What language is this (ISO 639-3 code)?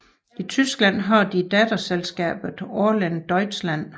dan